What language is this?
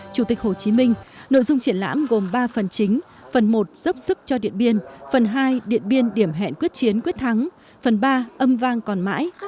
Vietnamese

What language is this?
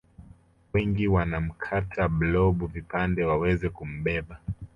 Swahili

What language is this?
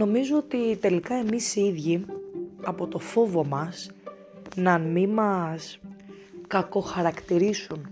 Greek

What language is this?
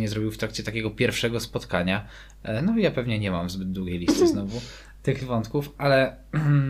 Polish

